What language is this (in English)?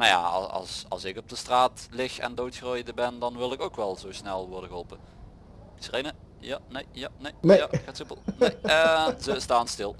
Dutch